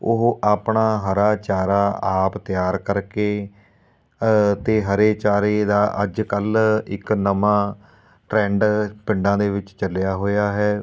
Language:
Punjabi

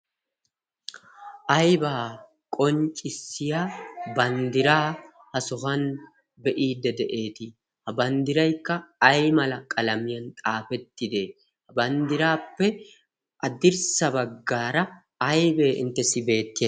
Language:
Wolaytta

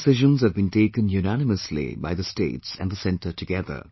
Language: English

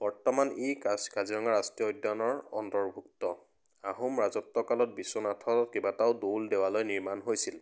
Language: Assamese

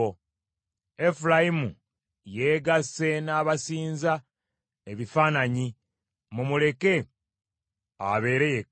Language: Ganda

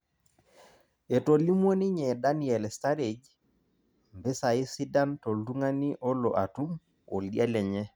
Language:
Masai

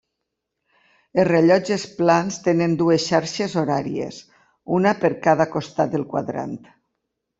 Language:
Catalan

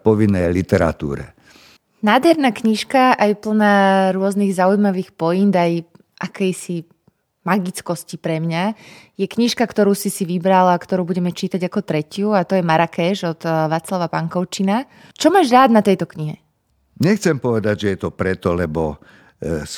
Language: Slovak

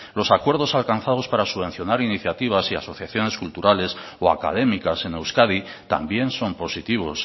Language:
Spanish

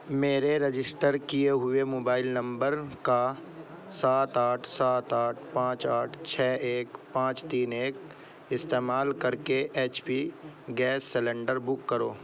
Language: Urdu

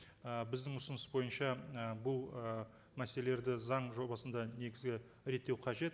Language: Kazakh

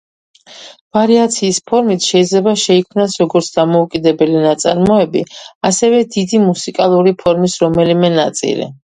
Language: Georgian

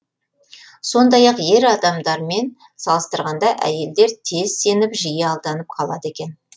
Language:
Kazakh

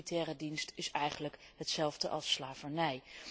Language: Dutch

